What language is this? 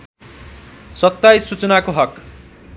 Nepali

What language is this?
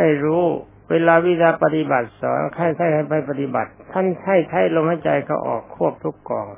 Thai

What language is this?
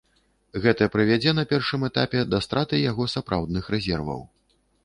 Belarusian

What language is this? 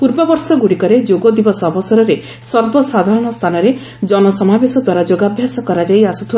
Odia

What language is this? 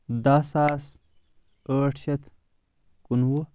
Kashmiri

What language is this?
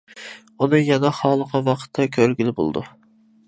Uyghur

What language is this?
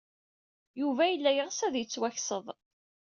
Kabyle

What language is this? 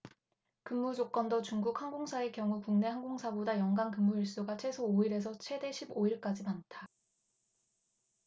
Korean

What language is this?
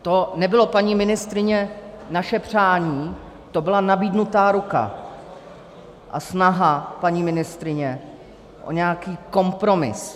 Czech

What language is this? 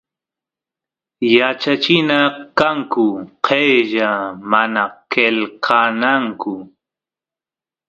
Santiago del Estero Quichua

